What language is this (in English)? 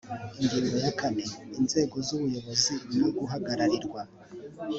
Kinyarwanda